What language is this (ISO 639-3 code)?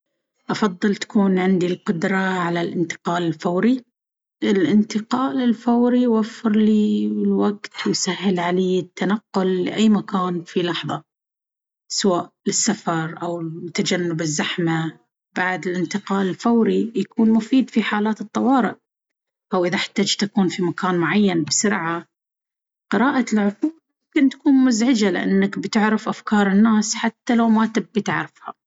abv